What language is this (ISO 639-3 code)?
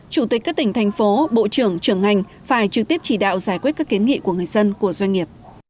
vie